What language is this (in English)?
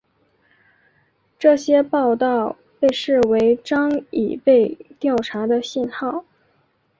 Chinese